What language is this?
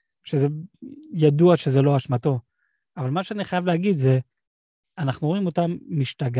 Hebrew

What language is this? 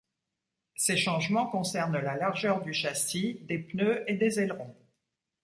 French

